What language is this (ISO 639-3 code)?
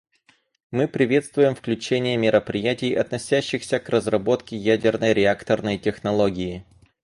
rus